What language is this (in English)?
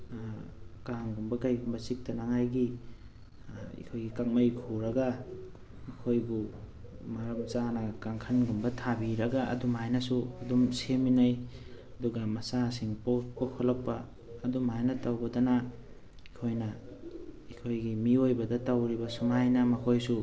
Manipuri